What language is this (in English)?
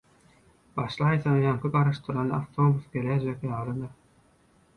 Turkmen